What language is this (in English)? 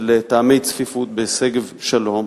Hebrew